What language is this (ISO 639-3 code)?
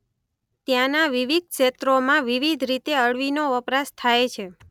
guj